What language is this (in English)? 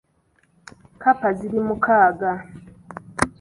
Ganda